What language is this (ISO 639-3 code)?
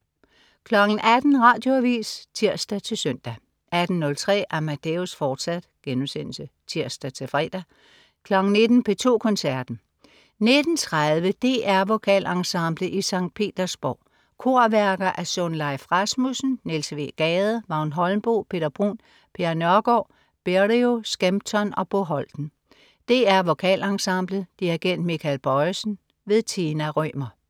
dan